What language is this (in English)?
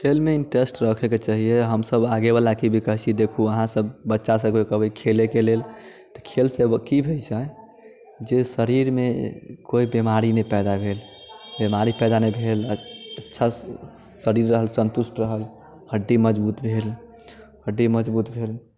Maithili